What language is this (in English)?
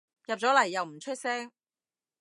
Cantonese